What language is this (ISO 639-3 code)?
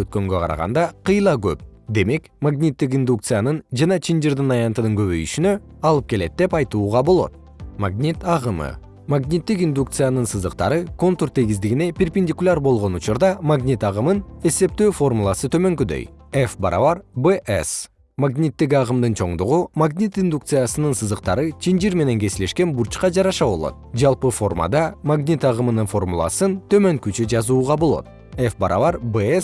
kir